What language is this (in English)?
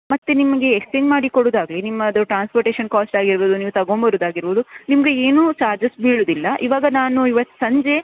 Kannada